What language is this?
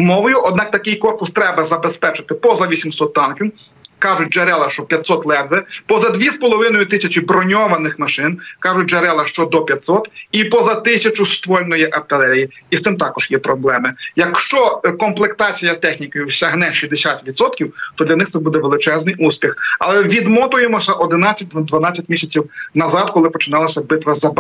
Ukrainian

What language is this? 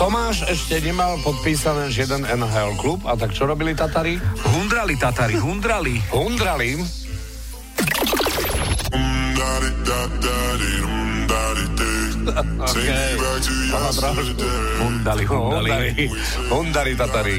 Slovak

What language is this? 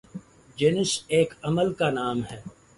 Urdu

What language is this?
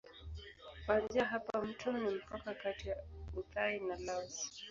Swahili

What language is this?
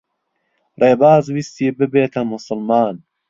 Central Kurdish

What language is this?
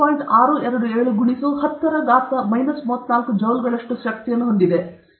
Kannada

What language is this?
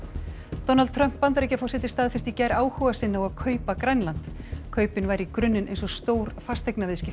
Icelandic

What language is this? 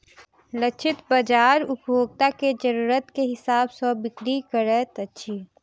Maithili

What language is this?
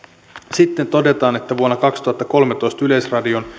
Finnish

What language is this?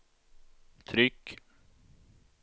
Swedish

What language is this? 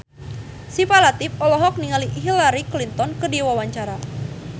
Sundanese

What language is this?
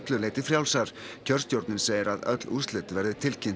Icelandic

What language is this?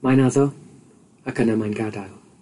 Welsh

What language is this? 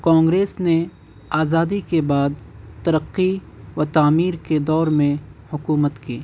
Urdu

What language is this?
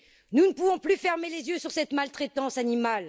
French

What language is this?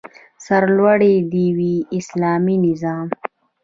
Pashto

